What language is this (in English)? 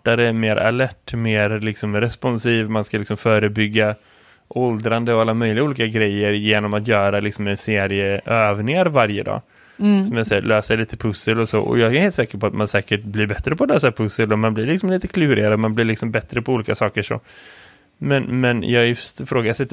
Swedish